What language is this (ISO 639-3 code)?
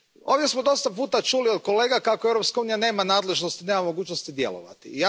hrv